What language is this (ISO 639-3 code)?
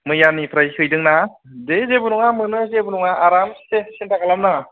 brx